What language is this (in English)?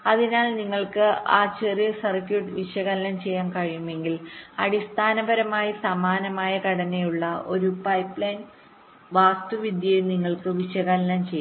Malayalam